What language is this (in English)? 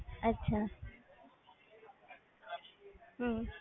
Punjabi